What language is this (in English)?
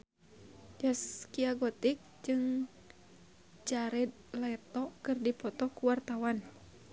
Sundanese